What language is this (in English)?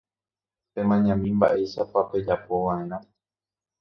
Guarani